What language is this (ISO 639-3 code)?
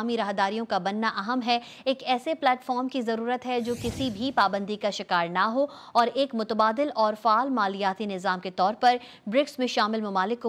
hin